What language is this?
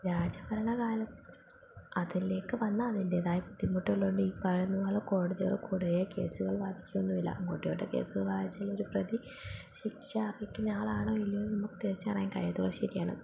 Malayalam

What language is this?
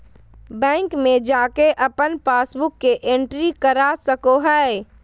Magahi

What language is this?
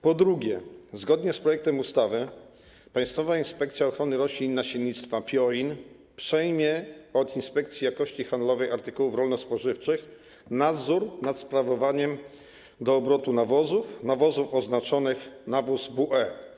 Polish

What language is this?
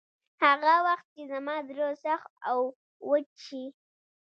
Pashto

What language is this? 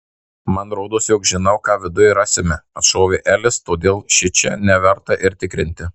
Lithuanian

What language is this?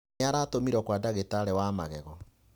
Kikuyu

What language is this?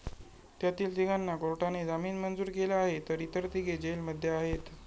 Marathi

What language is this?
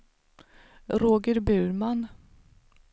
Swedish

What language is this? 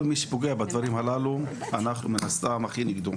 Hebrew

